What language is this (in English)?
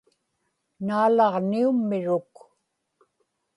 Inupiaq